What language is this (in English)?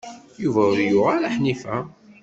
Kabyle